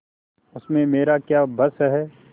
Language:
Hindi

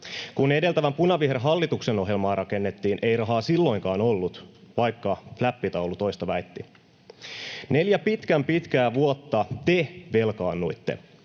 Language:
Finnish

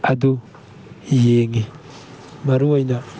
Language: Manipuri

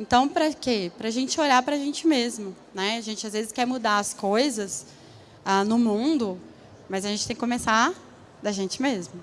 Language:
Portuguese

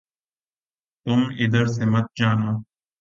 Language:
Urdu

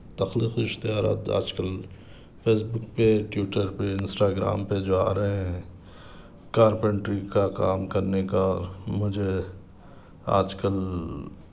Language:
Urdu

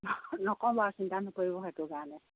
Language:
Assamese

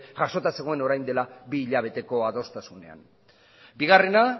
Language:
Basque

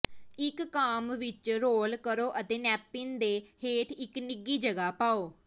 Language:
Punjabi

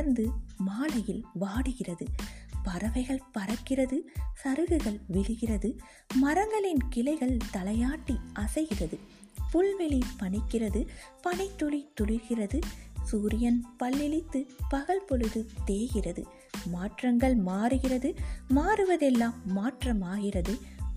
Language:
Tamil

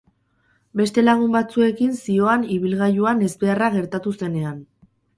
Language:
Basque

